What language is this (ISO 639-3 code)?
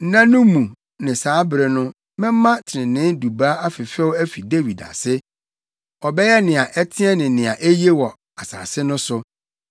aka